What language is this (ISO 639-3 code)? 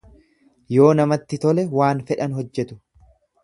orm